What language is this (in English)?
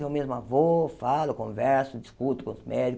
Portuguese